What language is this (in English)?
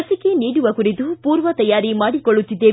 Kannada